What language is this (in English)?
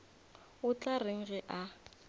Northern Sotho